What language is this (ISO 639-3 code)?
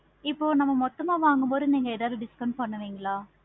tam